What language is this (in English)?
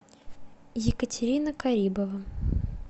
Russian